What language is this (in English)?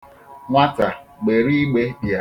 Igbo